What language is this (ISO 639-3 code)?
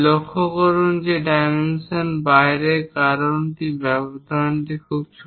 ben